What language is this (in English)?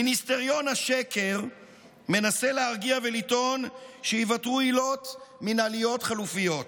Hebrew